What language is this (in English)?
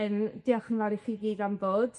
Welsh